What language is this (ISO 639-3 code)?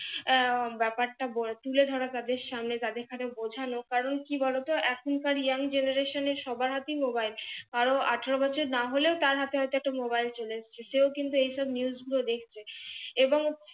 ben